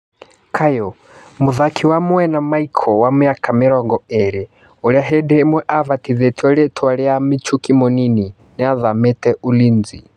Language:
Kikuyu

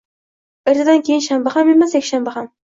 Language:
Uzbek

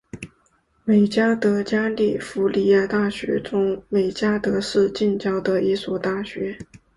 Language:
Chinese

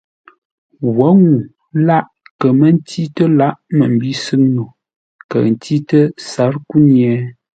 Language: Ngombale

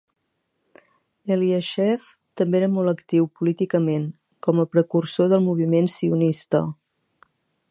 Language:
Catalan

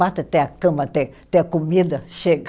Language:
Portuguese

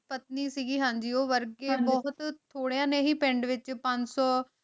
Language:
Punjabi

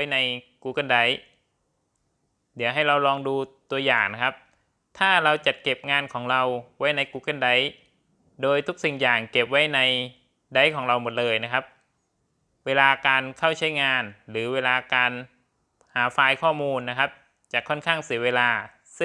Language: Thai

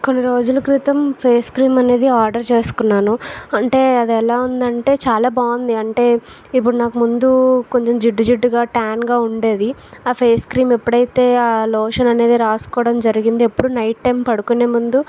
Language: Telugu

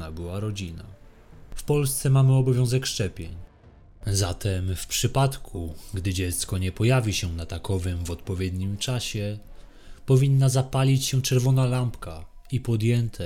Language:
Polish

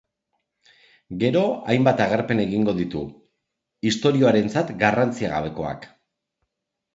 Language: Basque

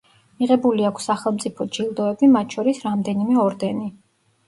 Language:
Georgian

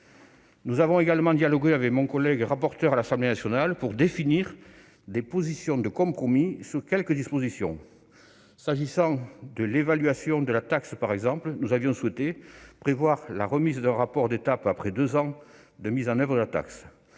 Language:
French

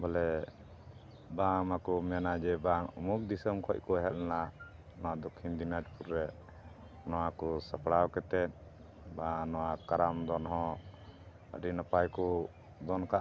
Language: Santali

